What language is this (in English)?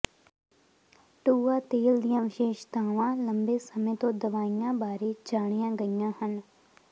Punjabi